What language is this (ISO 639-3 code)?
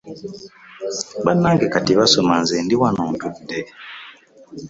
lug